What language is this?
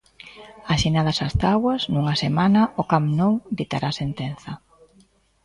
Galician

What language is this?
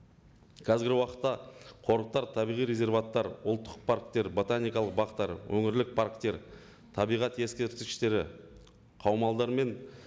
Kazakh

